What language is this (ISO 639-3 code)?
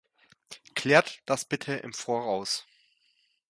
deu